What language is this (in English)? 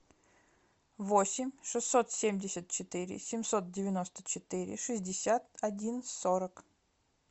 Russian